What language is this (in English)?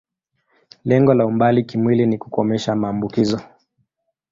Swahili